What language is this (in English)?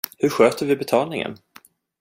Swedish